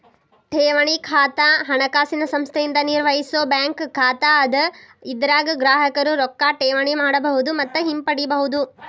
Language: Kannada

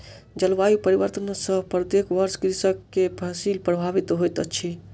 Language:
Maithili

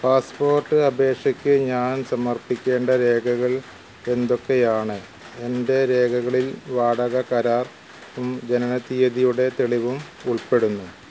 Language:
Malayalam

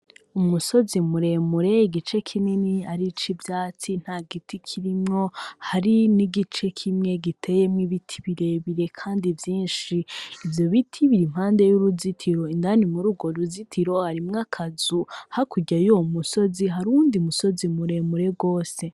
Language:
Rundi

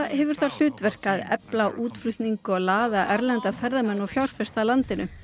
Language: Icelandic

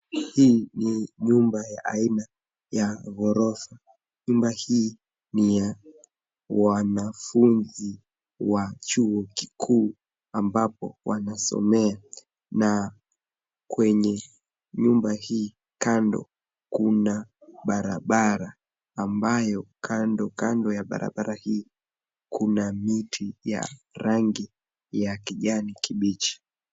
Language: Swahili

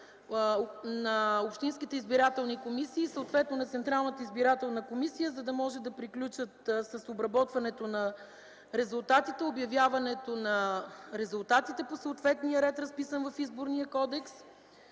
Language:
Bulgarian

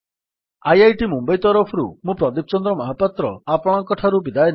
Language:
Odia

